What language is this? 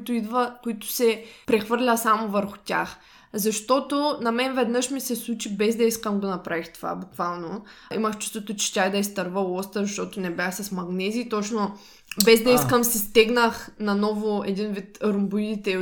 Bulgarian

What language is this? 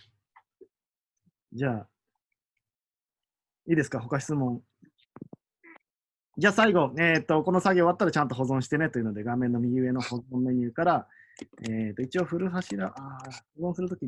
Japanese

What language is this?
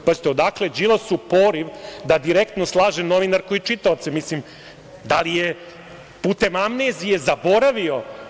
Serbian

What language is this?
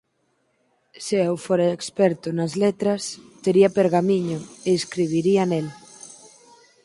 Galician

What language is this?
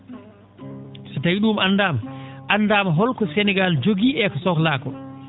Fula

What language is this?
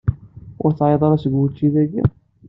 Kabyle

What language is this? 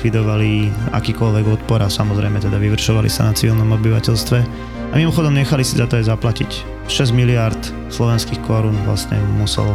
Slovak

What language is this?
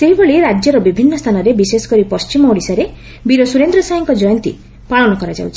Odia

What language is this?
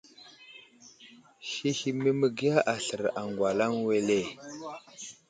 Wuzlam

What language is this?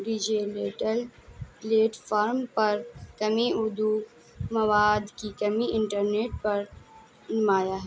Urdu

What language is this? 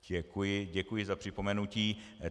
Czech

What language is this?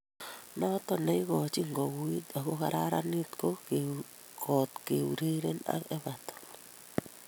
Kalenjin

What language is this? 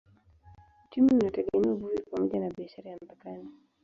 Swahili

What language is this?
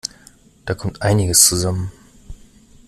German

